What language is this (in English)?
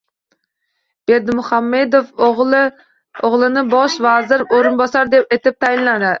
Uzbek